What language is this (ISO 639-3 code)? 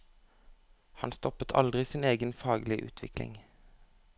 nor